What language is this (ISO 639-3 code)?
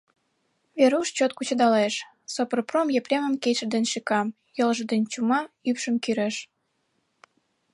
chm